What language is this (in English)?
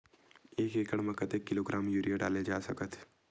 Chhattisgarhi